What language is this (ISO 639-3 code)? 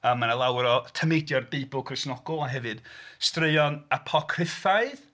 cym